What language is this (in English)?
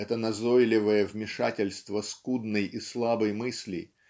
Russian